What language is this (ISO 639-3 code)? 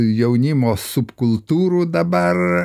lit